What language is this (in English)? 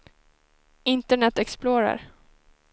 Swedish